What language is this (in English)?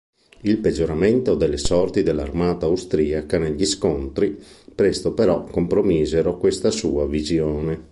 Italian